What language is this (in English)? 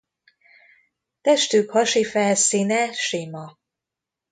Hungarian